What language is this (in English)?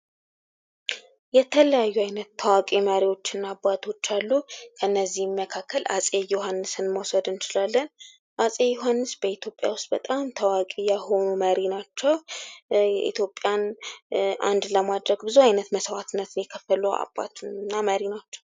Amharic